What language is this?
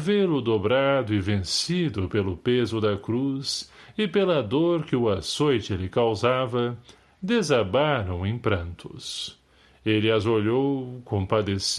Portuguese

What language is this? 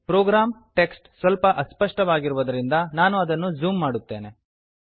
Kannada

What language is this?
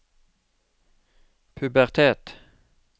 Norwegian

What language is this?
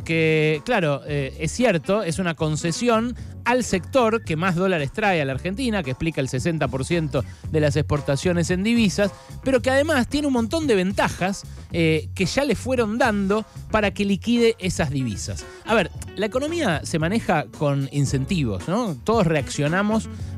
Spanish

